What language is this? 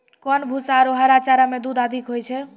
Maithili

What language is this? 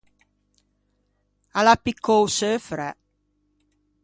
Ligurian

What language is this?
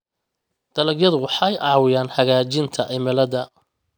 Somali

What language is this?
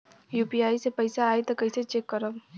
Bhojpuri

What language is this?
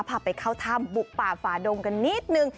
Thai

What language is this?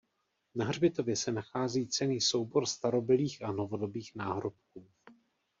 Czech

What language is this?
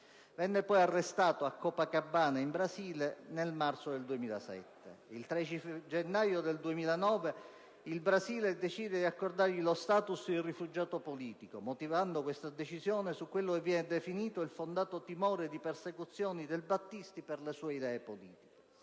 Italian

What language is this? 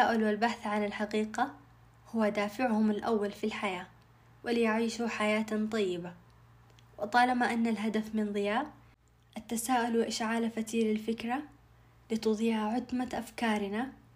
Arabic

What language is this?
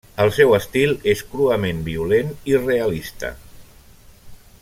Catalan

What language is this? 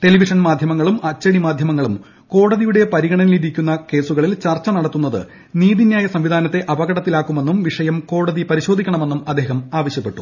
Malayalam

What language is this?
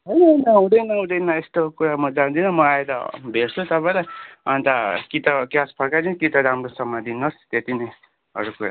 Nepali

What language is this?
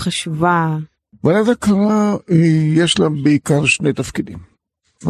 Hebrew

